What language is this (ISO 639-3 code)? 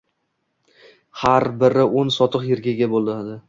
uzb